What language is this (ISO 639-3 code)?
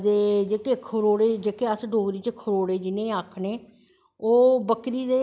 doi